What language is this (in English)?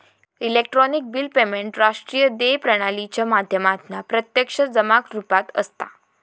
Marathi